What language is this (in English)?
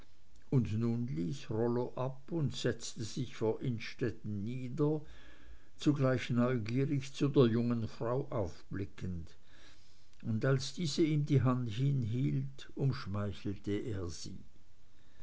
German